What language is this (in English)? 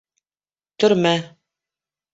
Bashkir